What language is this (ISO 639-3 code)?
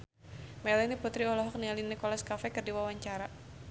sun